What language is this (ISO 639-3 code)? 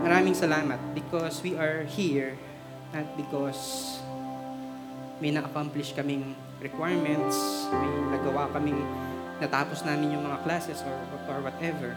fil